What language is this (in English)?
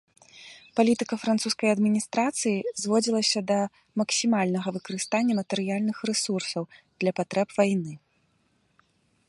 Belarusian